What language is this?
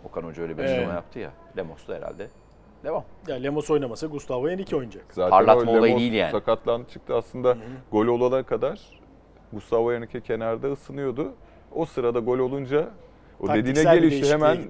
Turkish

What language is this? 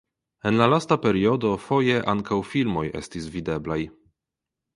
Esperanto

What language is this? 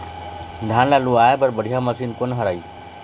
Chhattisgarhi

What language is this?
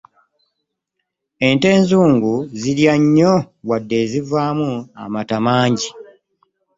Ganda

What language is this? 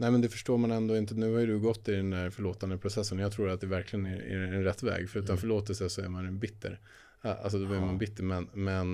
Swedish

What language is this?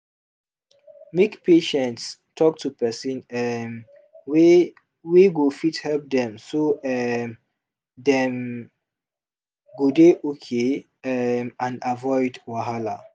Nigerian Pidgin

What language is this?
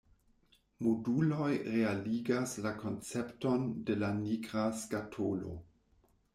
Esperanto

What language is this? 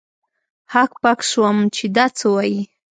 Pashto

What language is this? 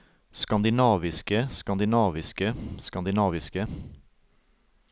Norwegian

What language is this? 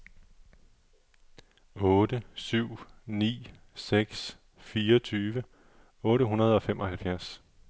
Danish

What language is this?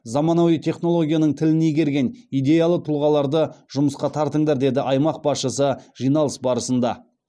Kazakh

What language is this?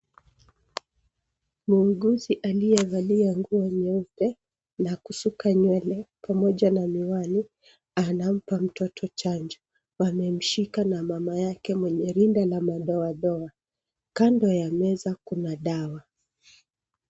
Swahili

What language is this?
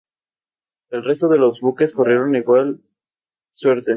Spanish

